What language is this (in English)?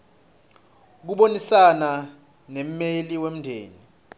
Swati